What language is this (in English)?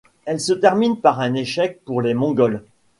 French